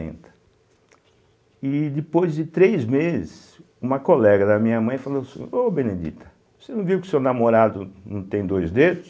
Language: Portuguese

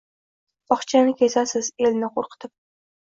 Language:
Uzbek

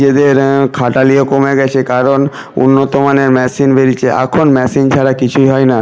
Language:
Bangla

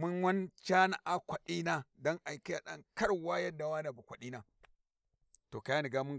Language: Warji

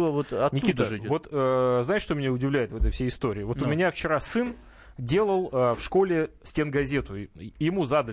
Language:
Russian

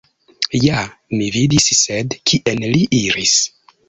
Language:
Esperanto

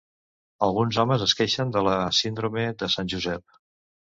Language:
Catalan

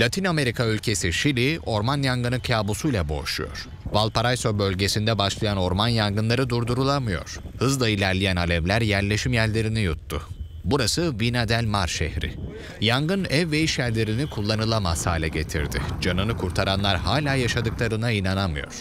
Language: Turkish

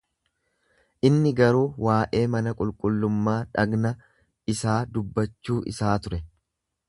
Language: Oromo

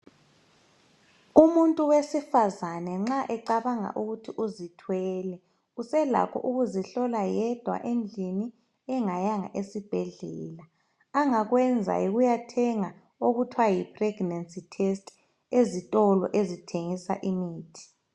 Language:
North Ndebele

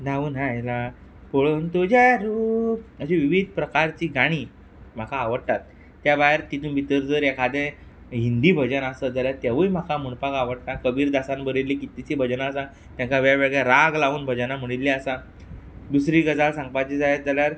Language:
Konkani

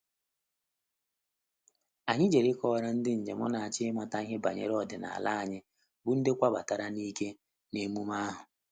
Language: Igbo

